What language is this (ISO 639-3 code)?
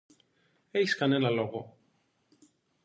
ell